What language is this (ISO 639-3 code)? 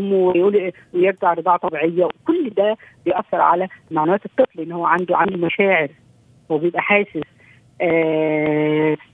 ara